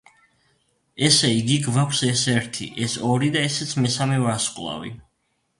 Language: Georgian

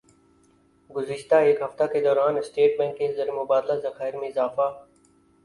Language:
Urdu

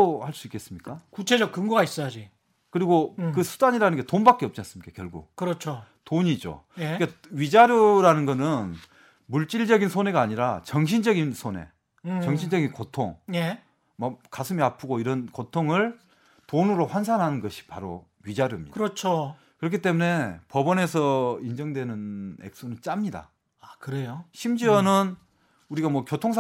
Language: Korean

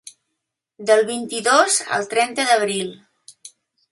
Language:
Catalan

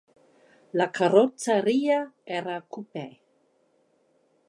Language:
Italian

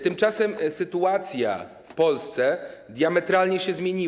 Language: Polish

